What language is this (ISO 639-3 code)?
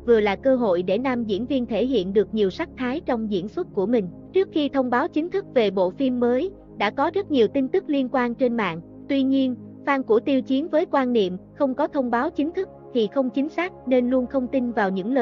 vie